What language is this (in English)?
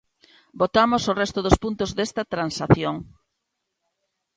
Galician